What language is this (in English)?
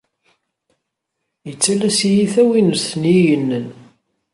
Kabyle